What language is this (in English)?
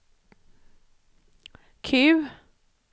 Swedish